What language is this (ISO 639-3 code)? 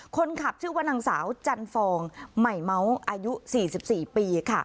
tha